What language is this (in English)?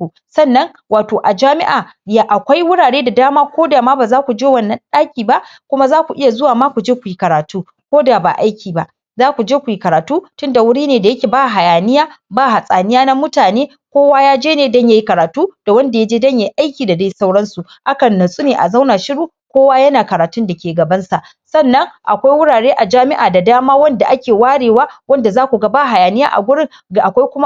Hausa